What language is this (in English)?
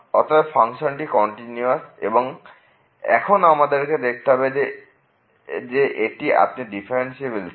Bangla